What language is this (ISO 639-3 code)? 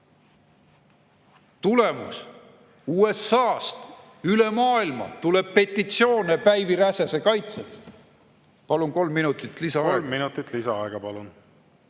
est